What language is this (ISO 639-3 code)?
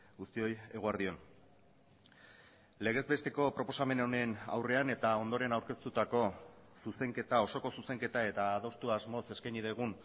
eus